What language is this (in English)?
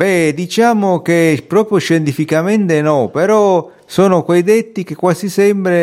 Italian